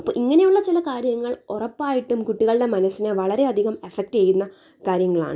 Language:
Malayalam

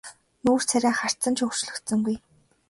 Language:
Mongolian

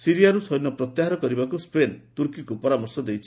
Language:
Odia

